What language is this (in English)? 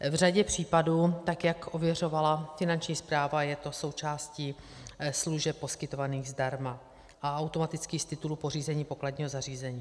Czech